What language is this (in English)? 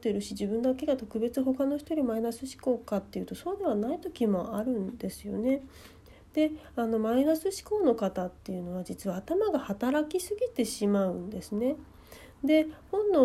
Japanese